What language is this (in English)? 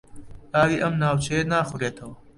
Central Kurdish